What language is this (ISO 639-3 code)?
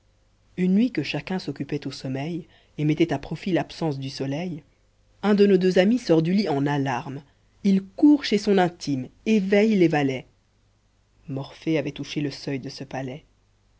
fra